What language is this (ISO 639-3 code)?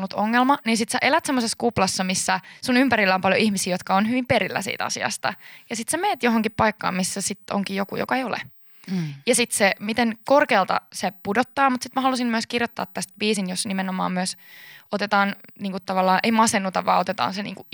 fin